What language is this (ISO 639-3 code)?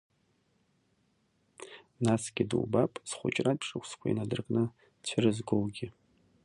abk